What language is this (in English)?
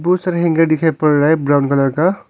Hindi